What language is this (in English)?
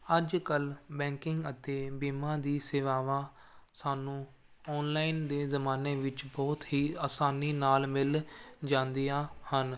Punjabi